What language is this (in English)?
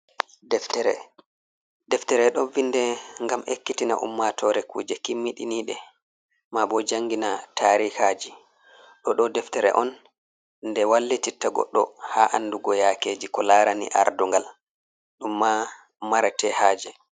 Fula